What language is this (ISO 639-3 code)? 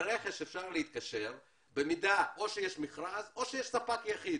heb